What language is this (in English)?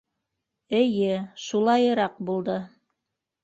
Bashkir